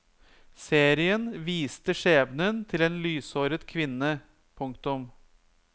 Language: Norwegian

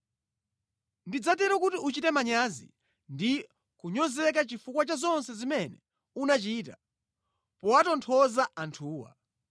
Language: Nyanja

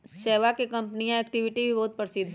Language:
Magahi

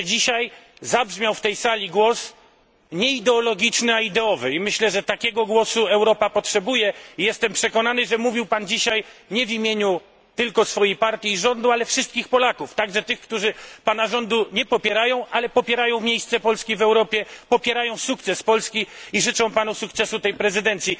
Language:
Polish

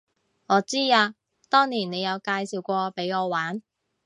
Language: Cantonese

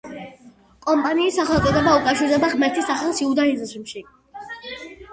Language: Georgian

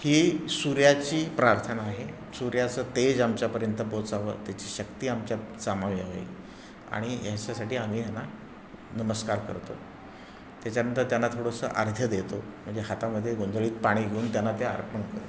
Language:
Marathi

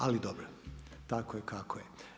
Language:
Croatian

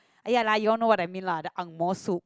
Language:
English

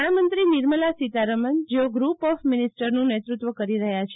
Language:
Gujarati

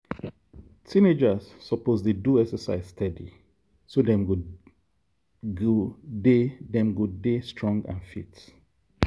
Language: Nigerian Pidgin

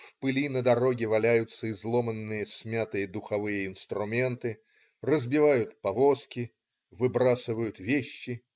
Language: Russian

